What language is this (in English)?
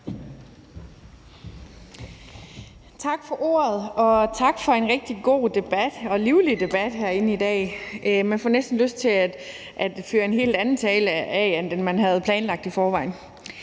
Danish